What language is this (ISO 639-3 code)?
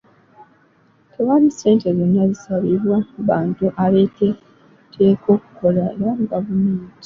lug